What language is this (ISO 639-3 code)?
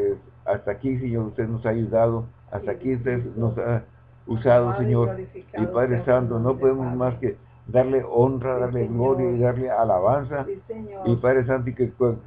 spa